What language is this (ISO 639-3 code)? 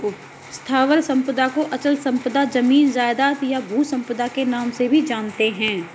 hin